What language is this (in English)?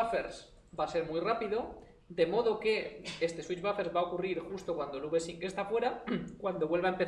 Spanish